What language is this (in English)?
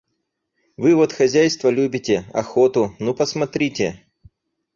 Russian